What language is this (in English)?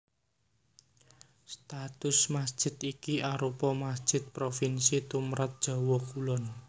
Javanese